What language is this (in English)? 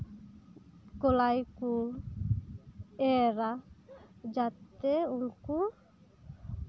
Santali